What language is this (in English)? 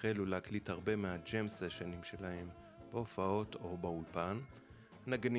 Hebrew